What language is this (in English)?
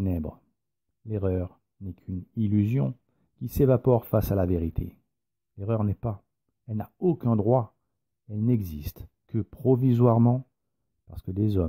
French